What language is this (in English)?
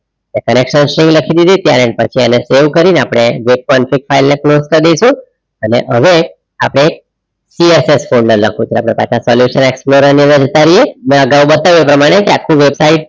Gujarati